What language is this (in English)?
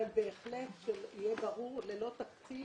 Hebrew